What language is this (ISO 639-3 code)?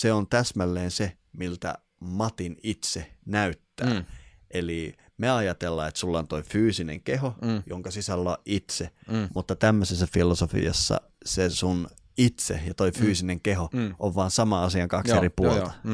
fin